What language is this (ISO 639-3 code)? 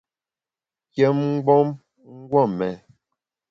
bax